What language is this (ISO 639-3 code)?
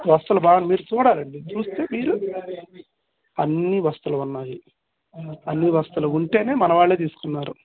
tel